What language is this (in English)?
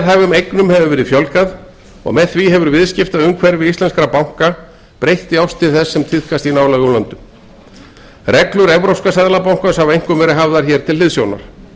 Icelandic